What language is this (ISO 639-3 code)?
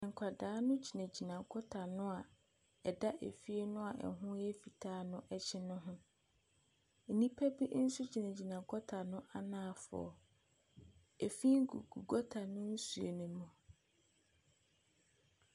aka